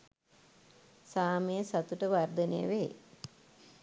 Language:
Sinhala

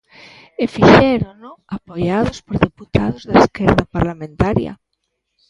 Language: Galician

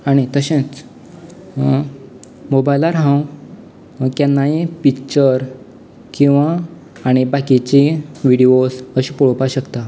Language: Konkani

